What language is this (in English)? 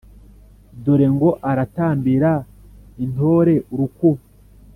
Kinyarwanda